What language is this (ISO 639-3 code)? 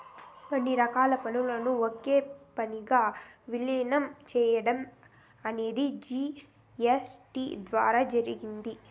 tel